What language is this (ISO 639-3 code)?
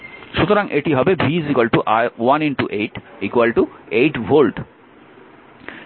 ben